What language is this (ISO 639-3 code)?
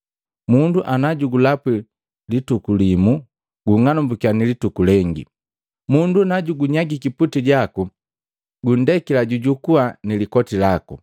mgv